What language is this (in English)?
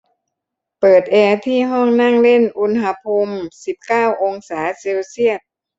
Thai